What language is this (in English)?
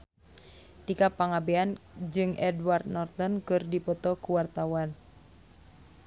Sundanese